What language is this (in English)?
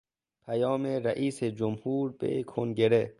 Persian